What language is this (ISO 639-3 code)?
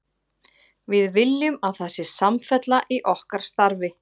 isl